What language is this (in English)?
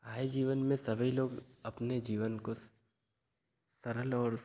Hindi